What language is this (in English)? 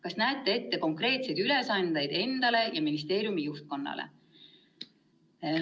Estonian